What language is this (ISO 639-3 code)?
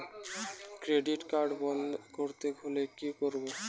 ben